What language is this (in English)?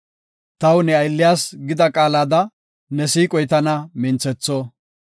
Gofa